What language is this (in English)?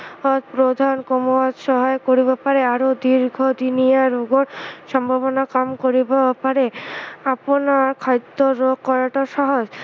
Assamese